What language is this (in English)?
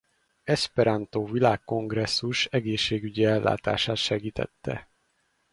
Hungarian